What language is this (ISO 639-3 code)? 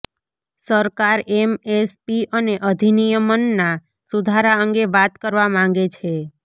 guj